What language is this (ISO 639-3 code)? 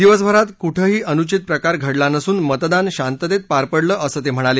mar